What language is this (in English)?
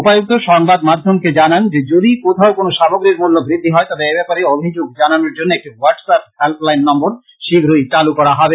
Bangla